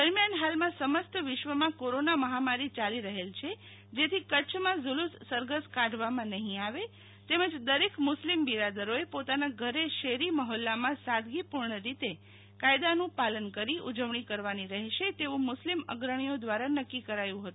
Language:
Gujarati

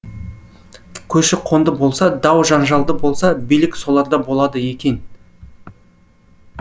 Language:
Kazakh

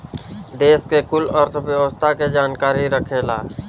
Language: Bhojpuri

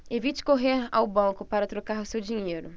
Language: Portuguese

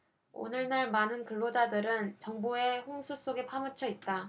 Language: Korean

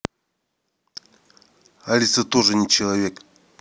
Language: Russian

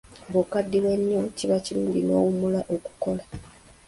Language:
Ganda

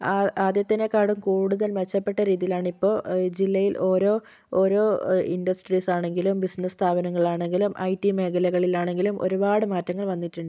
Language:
Malayalam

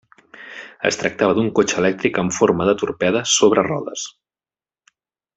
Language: Catalan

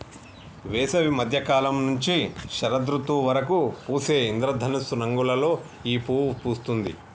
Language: Telugu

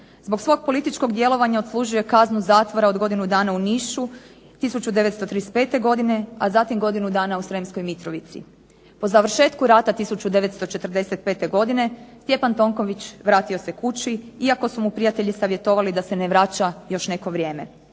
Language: Croatian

